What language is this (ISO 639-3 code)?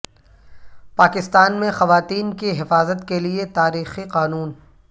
urd